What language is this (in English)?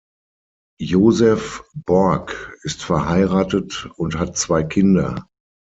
German